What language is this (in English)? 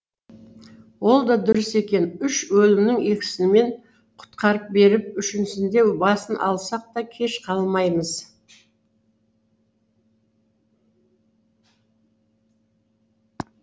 Kazakh